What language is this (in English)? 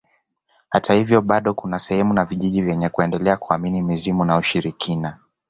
Swahili